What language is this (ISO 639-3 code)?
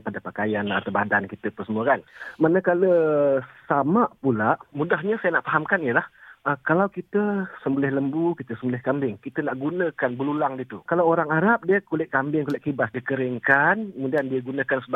msa